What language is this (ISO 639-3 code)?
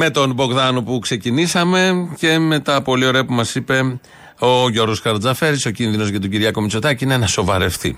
ell